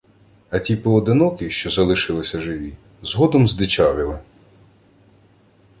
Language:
Ukrainian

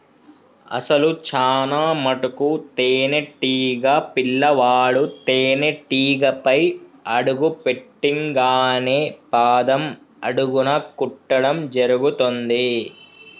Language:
Telugu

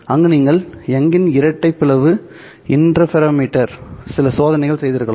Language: Tamil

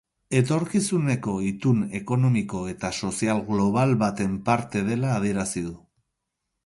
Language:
Basque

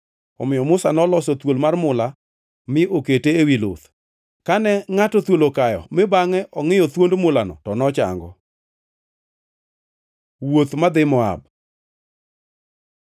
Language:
Luo (Kenya and Tanzania)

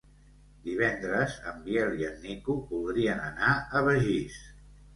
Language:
Catalan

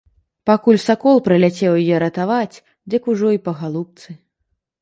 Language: Belarusian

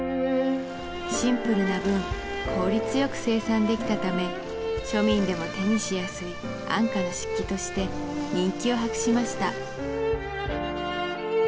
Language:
Japanese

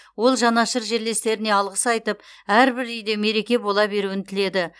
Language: Kazakh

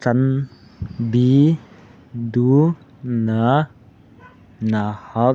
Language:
Manipuri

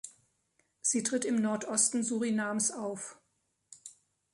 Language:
German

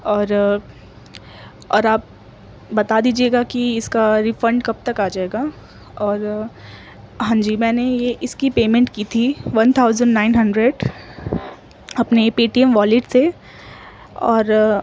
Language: Urdu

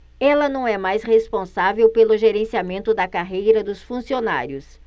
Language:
Portuguese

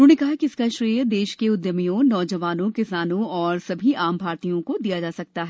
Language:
Hindi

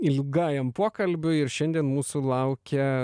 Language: Lithuanian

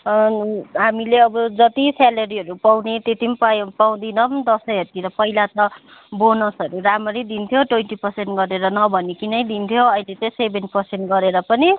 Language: Nepali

